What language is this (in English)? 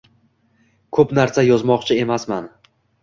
Uzbek